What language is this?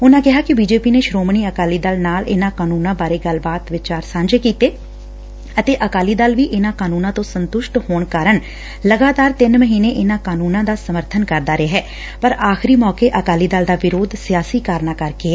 Punjabi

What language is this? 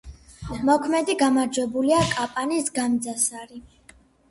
Georgian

